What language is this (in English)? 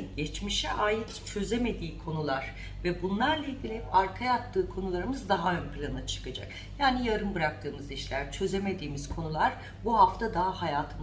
Turkish